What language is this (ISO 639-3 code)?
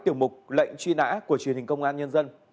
vie